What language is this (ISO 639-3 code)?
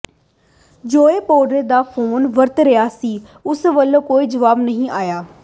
pan